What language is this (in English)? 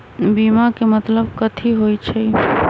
Magahi